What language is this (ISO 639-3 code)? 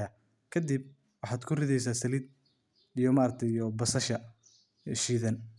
som